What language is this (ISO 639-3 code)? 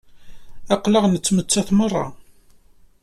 kab